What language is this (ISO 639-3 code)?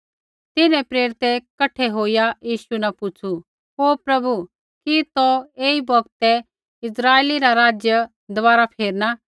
kfx